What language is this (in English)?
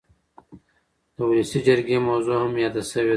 Pashto